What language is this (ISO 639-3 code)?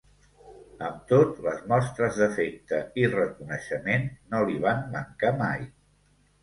cat